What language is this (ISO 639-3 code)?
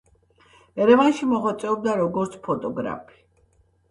kat